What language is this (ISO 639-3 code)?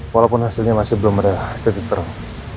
ind